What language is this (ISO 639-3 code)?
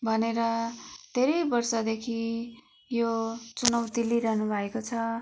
nep